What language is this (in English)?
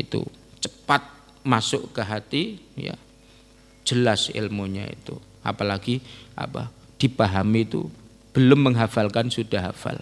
Indonesian